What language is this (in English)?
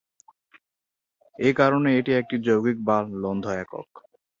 Bangla